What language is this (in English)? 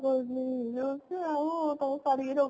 Odia